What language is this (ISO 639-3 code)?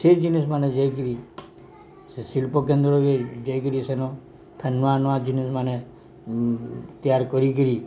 ori